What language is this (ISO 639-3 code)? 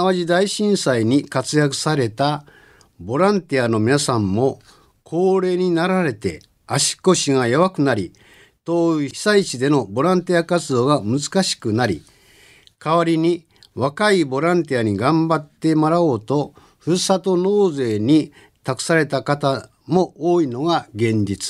jpn